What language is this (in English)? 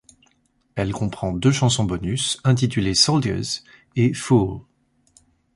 French